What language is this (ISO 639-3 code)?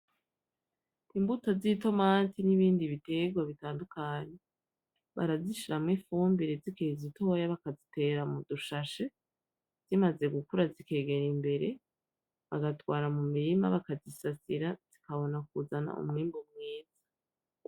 run